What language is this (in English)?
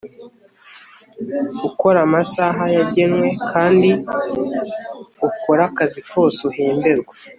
Kinyarwanda